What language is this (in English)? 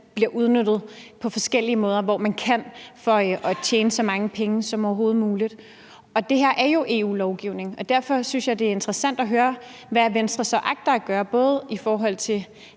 Danish